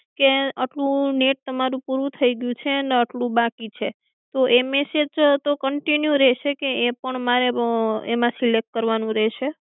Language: Gujarati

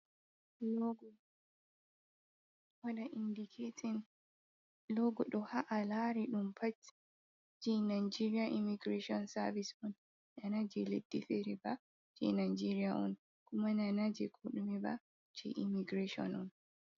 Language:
Fula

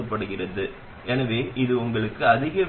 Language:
Tamil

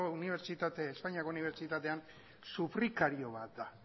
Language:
Basque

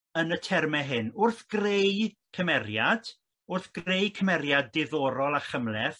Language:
Welsh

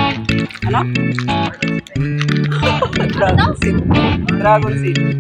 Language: Thai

